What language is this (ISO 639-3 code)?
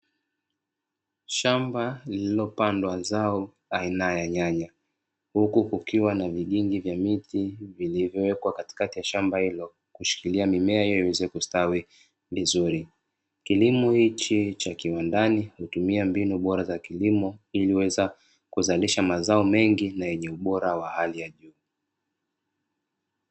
swa